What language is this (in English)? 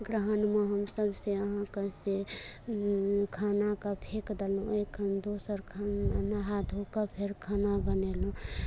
Maithili